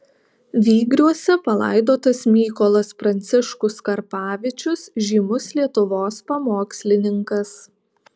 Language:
Lithuanian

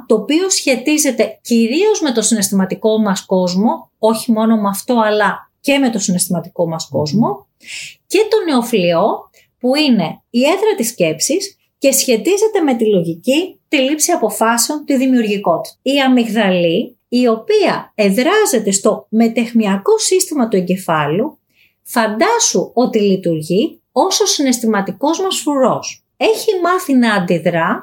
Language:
Greek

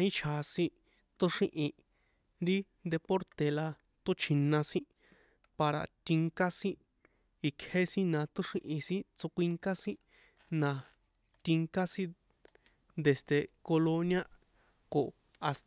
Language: San Juan Atzingo Popoloca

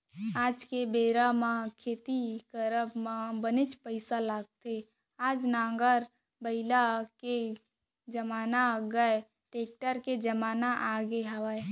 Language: Chhattisgarhi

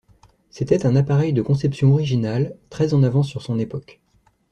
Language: French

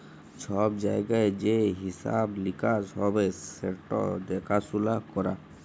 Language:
Bangla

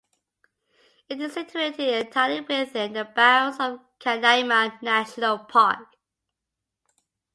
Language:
English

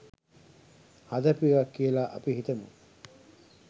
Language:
Sinhala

